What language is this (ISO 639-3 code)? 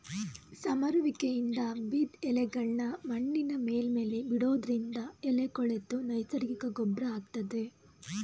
kan